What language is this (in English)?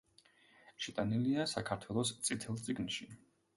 Georgian